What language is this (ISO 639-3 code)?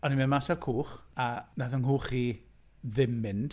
cym